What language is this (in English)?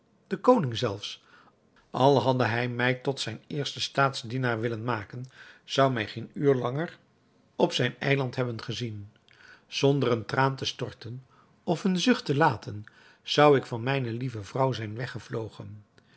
Dutch